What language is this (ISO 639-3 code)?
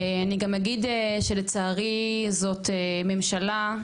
heb